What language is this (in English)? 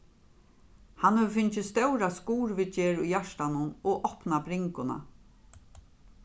Faroese